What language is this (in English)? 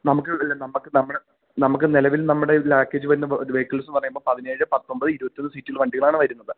Malayalam